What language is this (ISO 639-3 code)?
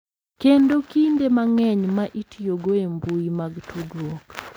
luo